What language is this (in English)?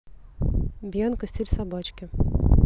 Russian